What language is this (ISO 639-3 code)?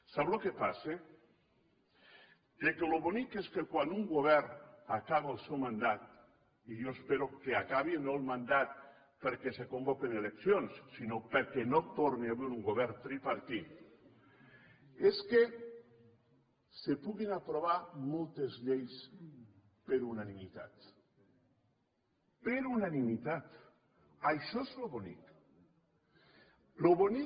cat